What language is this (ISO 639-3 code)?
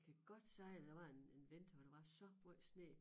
dan